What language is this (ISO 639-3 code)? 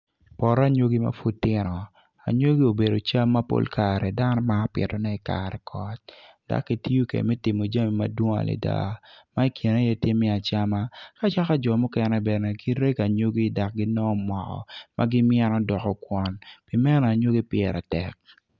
ach